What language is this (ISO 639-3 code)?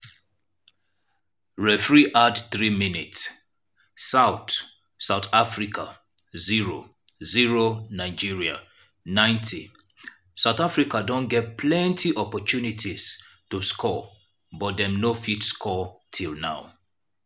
pcm